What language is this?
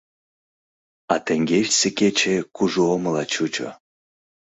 Mari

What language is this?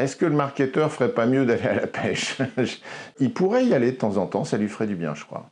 French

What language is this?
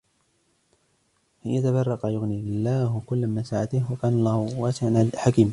Arabic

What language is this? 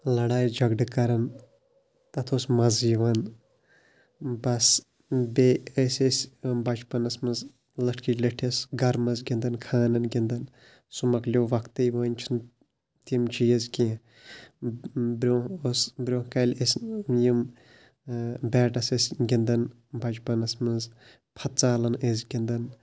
Kashmiri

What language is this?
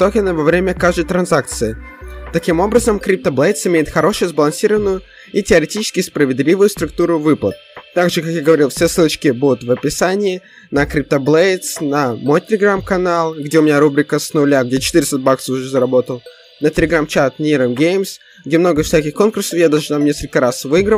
Russian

